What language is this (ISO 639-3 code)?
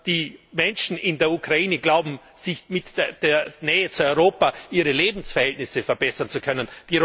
deu